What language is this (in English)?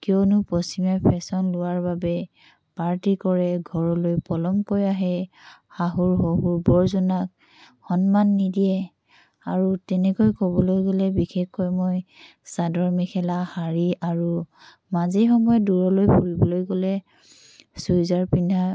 Assamese